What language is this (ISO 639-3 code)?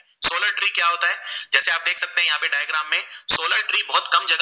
guj